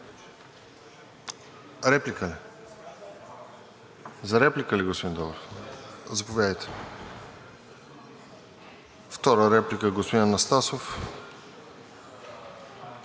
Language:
Bulgarian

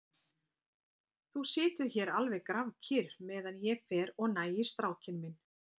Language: Icelandic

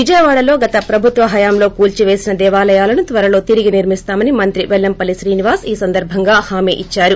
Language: Telugu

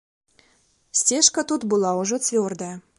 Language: Belarusian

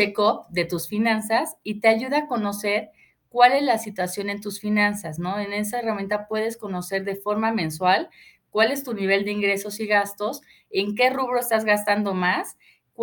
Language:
Spanish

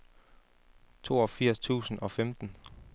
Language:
Danish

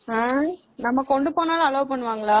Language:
Tamil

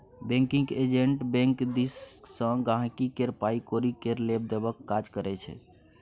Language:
Maithili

